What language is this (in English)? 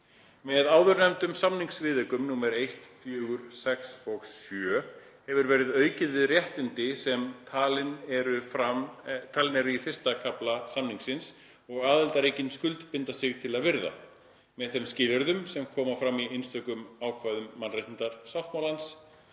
Icelandic